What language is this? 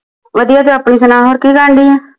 Punjabi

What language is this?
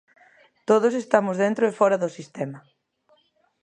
Galician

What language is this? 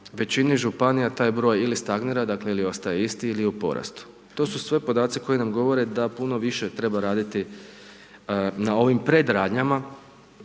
Croatian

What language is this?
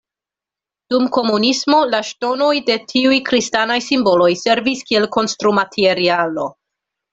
Esperanto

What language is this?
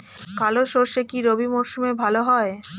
Bangla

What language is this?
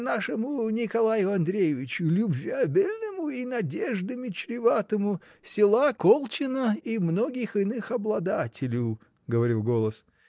Russian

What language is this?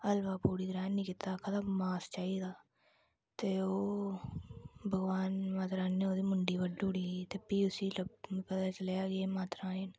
Dogri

